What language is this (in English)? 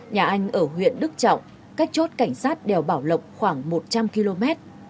Vietnamese